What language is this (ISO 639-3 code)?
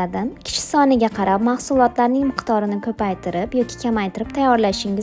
tur